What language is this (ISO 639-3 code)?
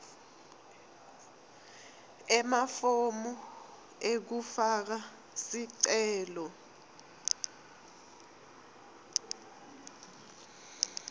ssw